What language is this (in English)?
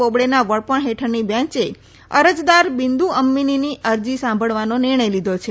Gujarati